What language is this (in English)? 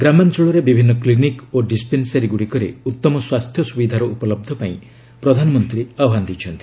Odia